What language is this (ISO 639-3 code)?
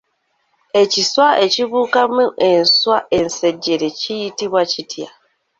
lug